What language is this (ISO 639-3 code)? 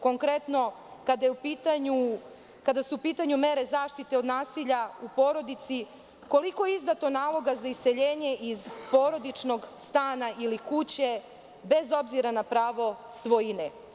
srp